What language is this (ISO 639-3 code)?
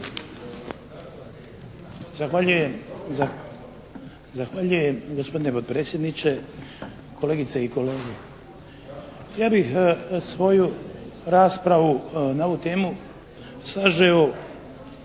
hrv